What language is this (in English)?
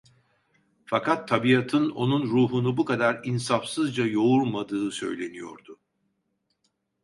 Turkish